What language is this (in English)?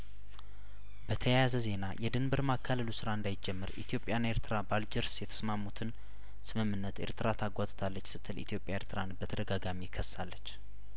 Amharic